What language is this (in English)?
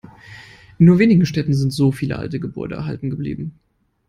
German